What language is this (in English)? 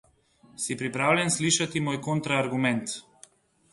Slovenian